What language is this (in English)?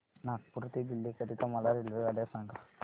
Marathi